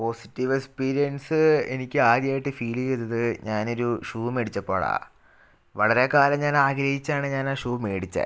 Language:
Malayalam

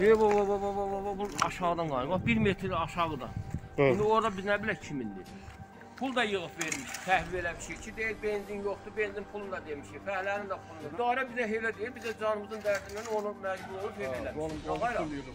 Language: Turkish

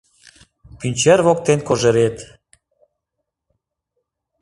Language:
Mari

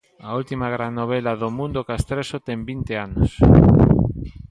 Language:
Galician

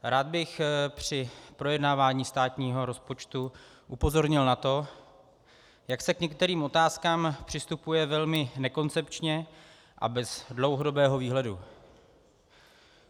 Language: Czech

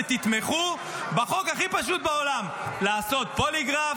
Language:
Hebrew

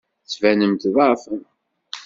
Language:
Kabyle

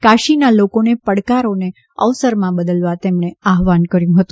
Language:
Gujarati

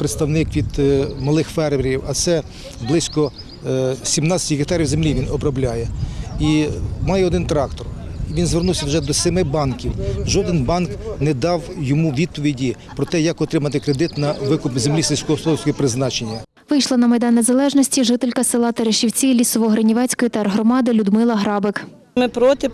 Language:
Ukrainian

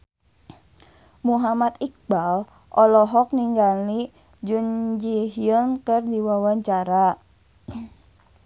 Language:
Sundanese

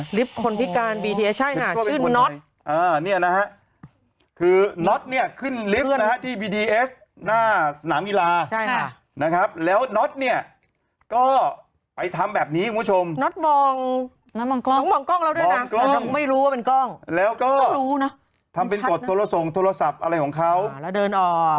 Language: Thai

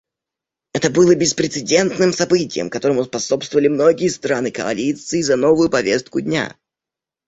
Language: Russian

